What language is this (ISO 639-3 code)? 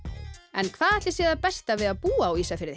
isl